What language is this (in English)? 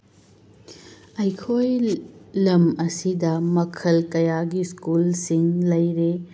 Manipuri